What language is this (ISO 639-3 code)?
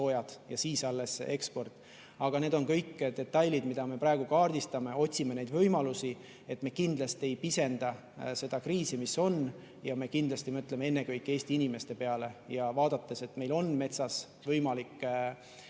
est